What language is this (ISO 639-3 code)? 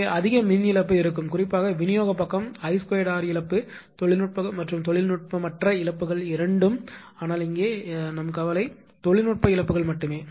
tam